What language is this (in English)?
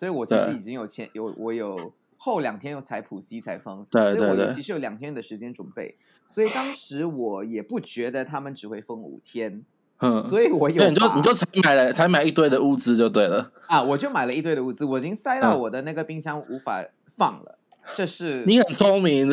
Chinese